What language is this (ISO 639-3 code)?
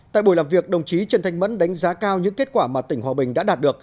vie